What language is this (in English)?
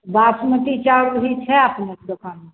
Maithili